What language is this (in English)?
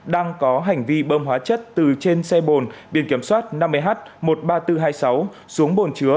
Vietnamese